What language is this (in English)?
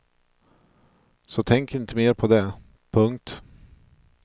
Swedish